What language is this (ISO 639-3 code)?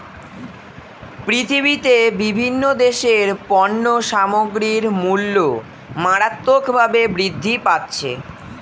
ben